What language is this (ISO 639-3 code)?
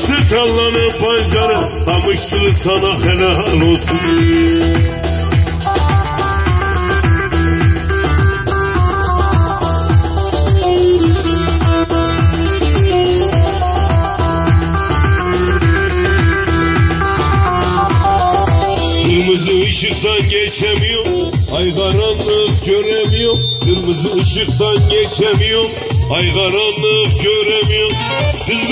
tur